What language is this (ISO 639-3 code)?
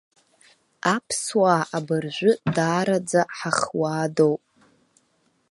abk